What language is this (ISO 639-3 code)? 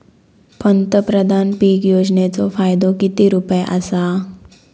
mar